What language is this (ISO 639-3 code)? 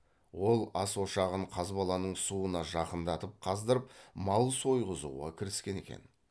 kaz